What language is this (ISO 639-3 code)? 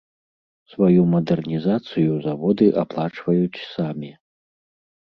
bel